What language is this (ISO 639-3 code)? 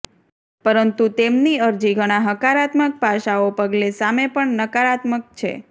guj